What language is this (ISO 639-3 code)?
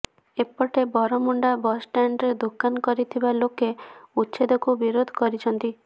ori